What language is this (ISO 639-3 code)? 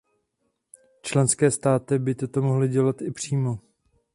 ces